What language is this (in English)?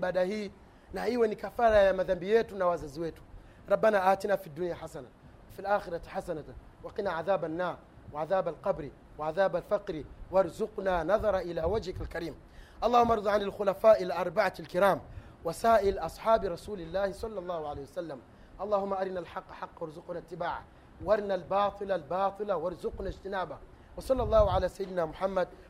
Swahili